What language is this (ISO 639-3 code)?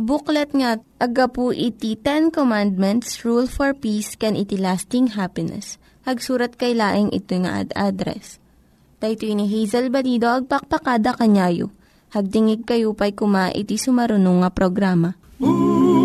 fil